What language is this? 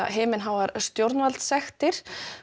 Icelandic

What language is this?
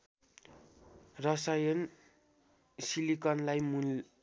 Nepali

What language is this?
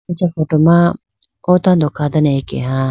Idu-Mishmi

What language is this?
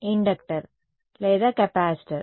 Telugu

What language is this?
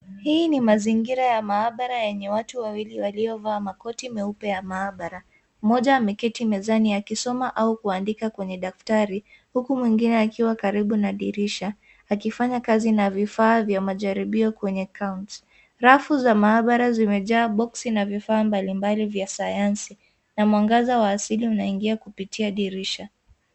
Swahili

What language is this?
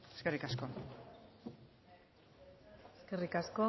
Basque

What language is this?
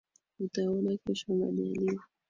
Swahili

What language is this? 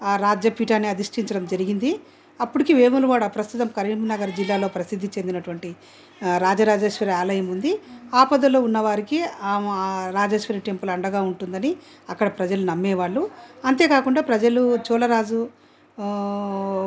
Telugu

